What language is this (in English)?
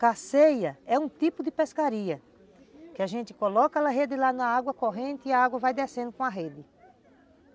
Portuguese